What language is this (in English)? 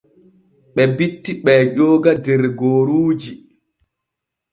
Borgu Fulfulde